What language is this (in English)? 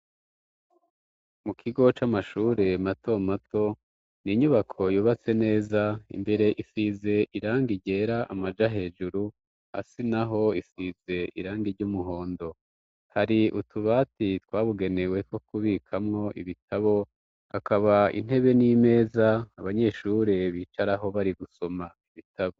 Rundi